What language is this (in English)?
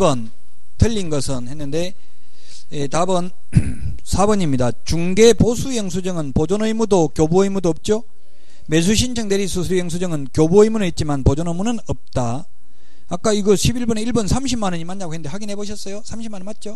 Korean